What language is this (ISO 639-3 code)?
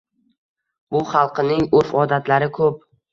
uzb